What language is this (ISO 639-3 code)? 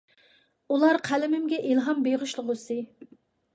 uig